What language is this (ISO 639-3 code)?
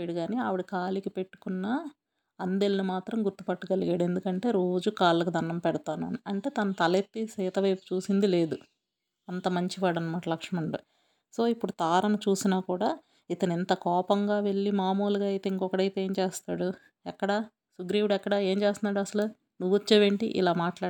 tel